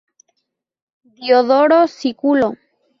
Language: Spanish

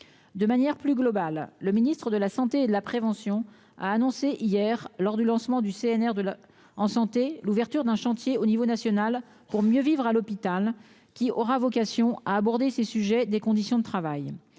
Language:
French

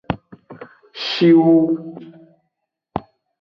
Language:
Aja (Benin)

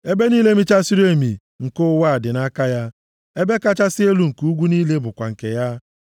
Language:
Igbo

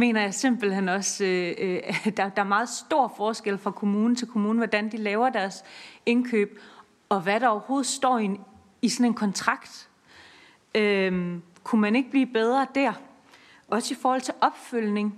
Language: Danish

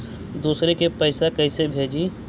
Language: Magahi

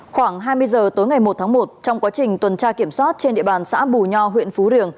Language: Vietnamese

